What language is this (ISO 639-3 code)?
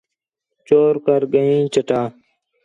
xhe